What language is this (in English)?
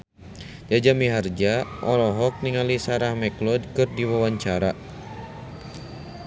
Sundanese